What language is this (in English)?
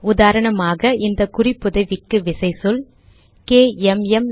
Tamil